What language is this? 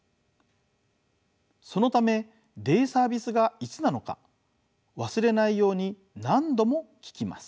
Japanese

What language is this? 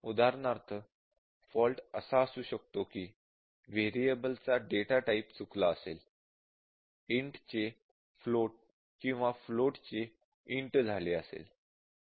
Marathi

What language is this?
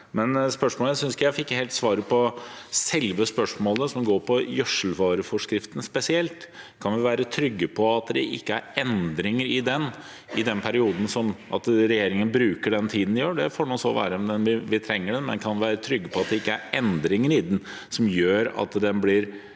Norwegian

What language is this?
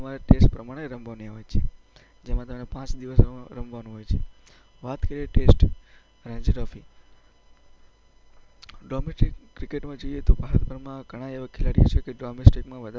Gujarati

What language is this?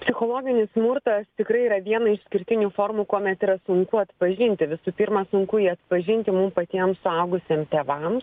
Lithuanian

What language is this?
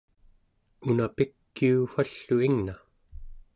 Central Yupik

